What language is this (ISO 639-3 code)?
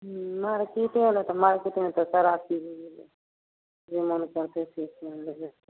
mai